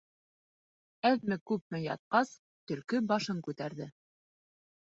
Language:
Bashkir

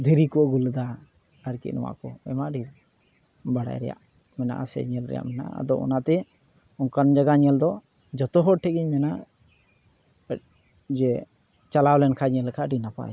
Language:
Santali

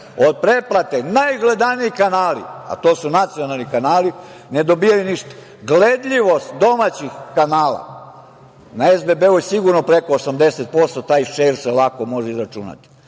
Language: Serbian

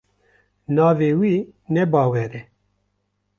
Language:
Kurdish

